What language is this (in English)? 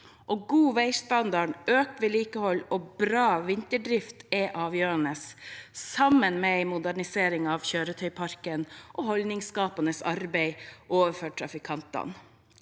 Norwegian